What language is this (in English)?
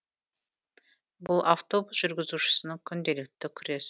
Kazakh